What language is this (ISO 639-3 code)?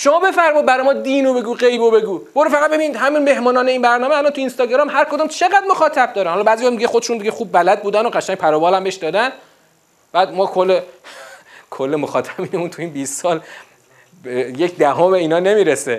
fas